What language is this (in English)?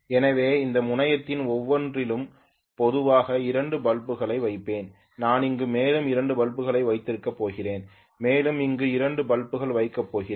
Tamil